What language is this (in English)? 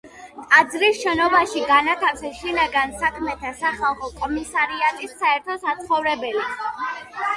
Georgian